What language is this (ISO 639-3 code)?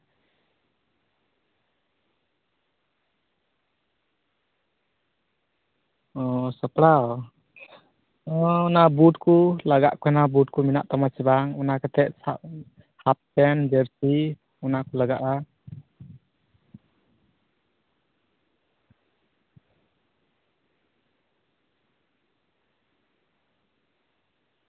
sat